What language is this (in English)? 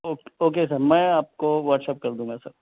Urdu